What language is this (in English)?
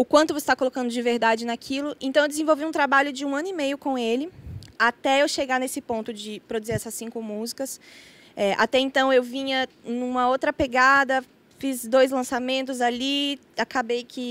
Portuguese